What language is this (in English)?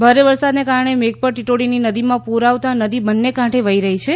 Gujarati